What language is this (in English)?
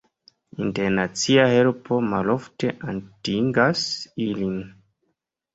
Esperanto